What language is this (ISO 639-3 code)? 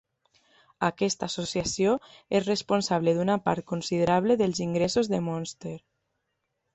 cat